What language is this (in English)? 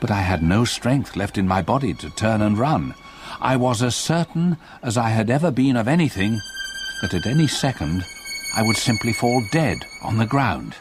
English